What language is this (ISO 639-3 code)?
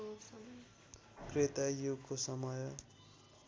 nep